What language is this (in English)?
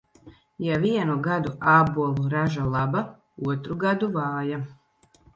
Latvian